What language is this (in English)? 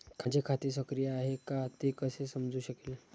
Marathi